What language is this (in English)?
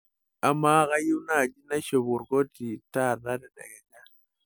Masai